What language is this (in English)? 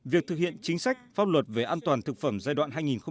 Vietnamese